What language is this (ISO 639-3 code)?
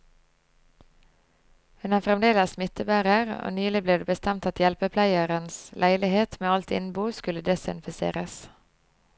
nor